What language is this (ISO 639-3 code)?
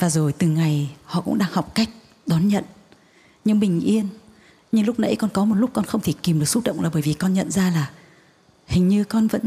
vie